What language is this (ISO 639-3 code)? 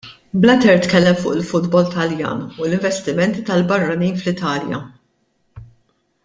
mlt